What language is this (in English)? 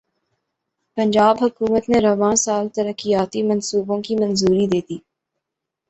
Urdu